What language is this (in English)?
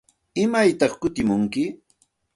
Santa Ana de Tusi Pasco Quechua